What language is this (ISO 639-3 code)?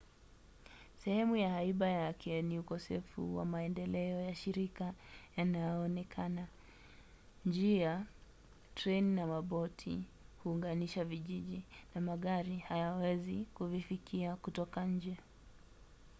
swa